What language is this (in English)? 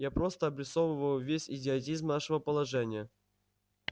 Russian